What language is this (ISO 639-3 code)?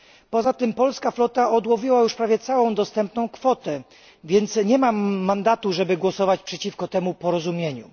pol